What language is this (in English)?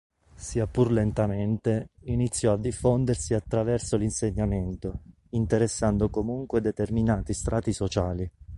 Italian